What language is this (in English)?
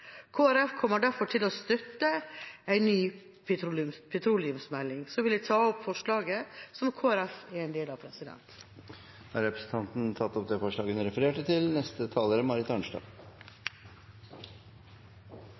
Norwegian